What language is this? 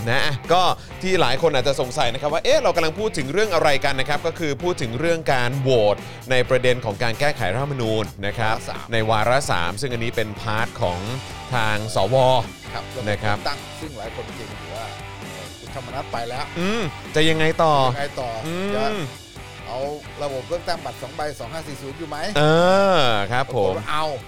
Thai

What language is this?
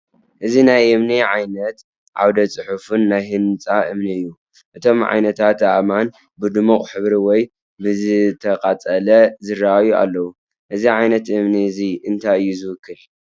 Tigrinya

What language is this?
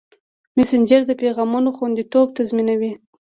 Pashto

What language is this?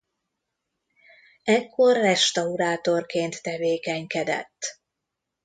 Hungarian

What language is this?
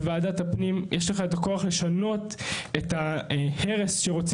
Hebrew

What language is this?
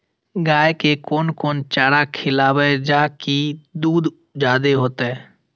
Maithili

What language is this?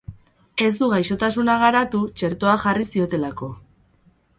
Basque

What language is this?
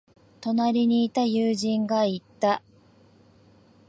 Japanese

